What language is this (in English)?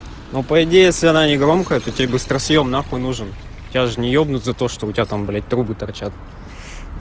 Russian